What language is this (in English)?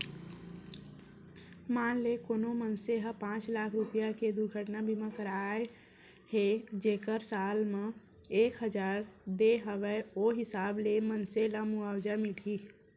Chhattisgarhi